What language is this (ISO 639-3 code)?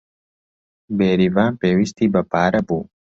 ckb